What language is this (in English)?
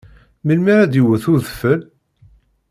Kabyle